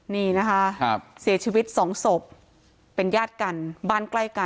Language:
Thai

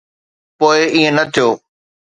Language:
Sindhi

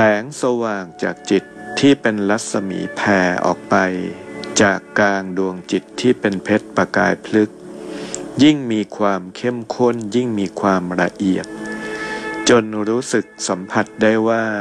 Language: Thai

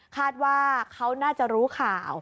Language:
Thai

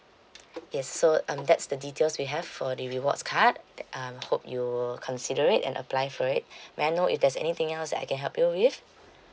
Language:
English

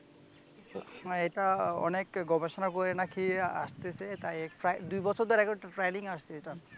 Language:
Bangla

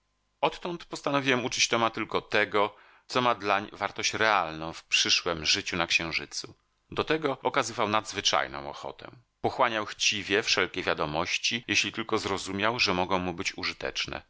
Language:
Polish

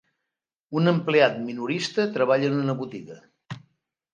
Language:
Catalan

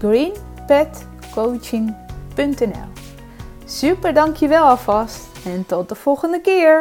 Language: Dutch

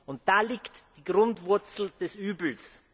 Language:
German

